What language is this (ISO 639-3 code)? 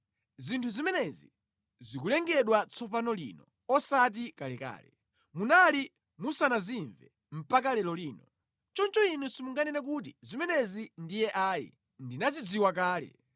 nya